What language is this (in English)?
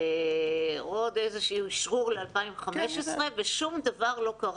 Hebrew